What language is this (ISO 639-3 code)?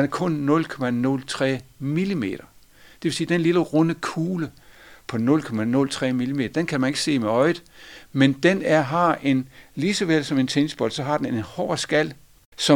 dan